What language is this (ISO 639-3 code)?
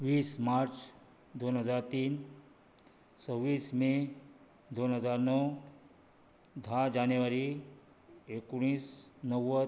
kok